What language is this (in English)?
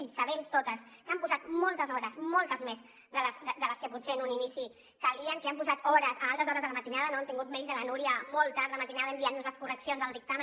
Catalan